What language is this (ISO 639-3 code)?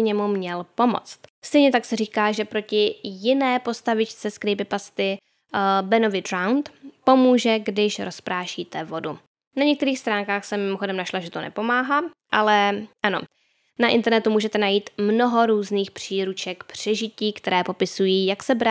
ces